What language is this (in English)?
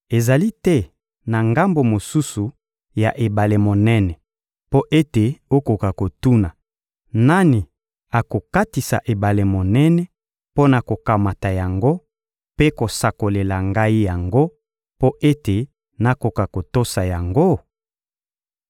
Lingala